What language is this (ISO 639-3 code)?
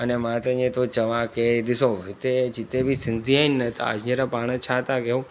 snd